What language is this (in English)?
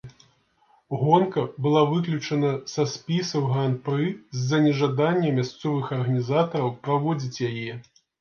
Belarusian